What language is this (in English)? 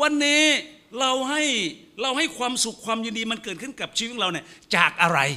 Thai